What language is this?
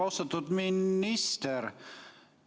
Estonian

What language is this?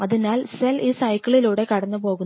Malayalam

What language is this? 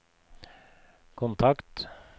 Norwegian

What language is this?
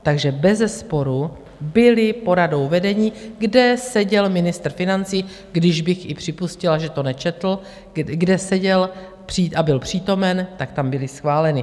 Czech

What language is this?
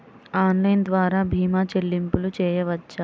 Telugu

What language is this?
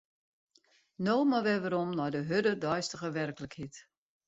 Western Frisian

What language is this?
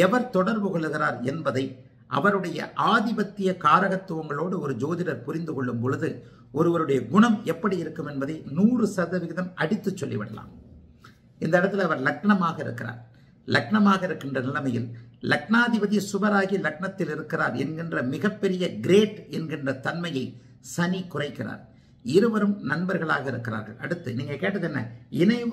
Arabic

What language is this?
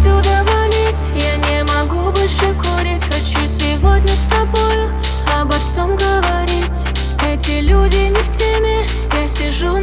Russian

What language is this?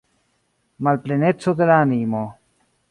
Esperanto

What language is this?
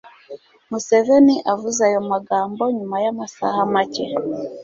Kinyarwanda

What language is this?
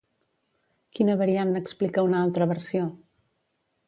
Catalan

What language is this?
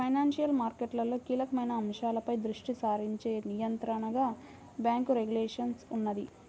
Telugu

